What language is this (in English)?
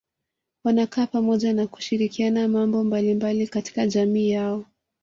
Swahili